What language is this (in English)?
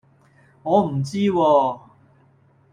Cantonese